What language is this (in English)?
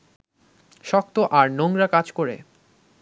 Bangla